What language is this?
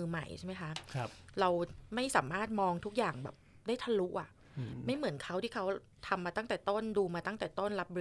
Thai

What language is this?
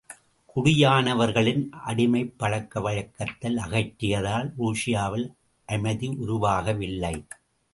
Tamil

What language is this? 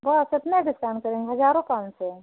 Hindi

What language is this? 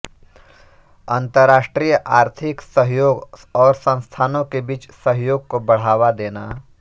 Hindi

